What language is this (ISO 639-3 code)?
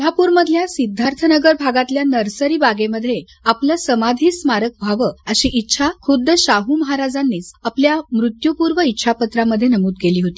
mar